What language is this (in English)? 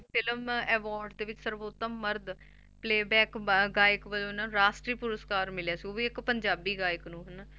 Punjabi